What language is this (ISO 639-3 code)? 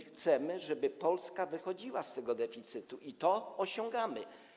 pol